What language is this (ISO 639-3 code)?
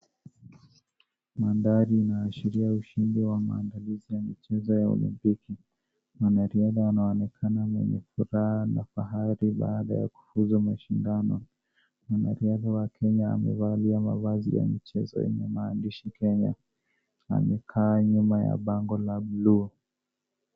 swa